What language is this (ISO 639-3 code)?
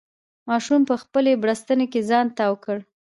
pus